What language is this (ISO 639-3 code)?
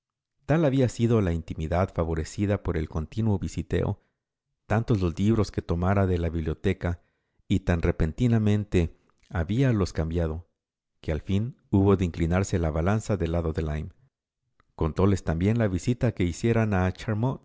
spa